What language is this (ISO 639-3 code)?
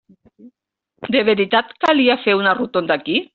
cat